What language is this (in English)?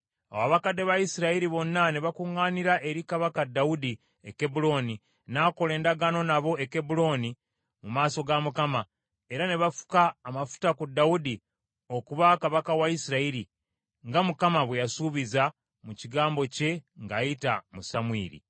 Ganda